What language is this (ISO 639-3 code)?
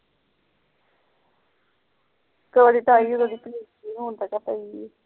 pan